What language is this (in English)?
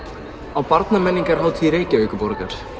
Icelandic